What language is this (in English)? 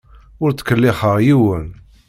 Kabyle